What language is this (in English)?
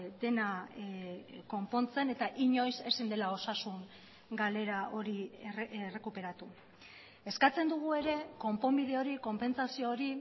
Basque